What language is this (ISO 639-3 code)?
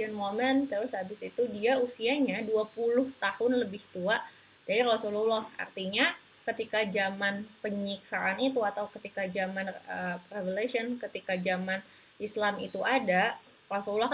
ind